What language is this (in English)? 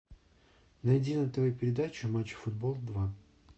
Russian